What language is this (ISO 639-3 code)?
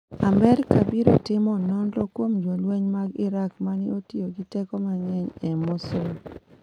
luo